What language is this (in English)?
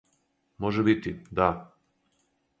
Serbian